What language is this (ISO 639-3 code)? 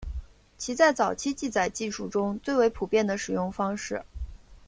zho